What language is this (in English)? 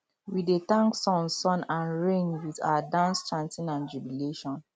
Nigerian Pidgin